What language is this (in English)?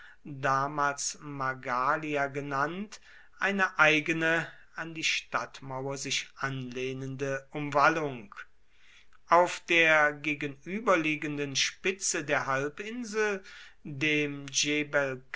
German